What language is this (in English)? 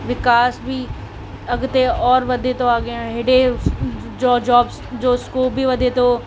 Sindhi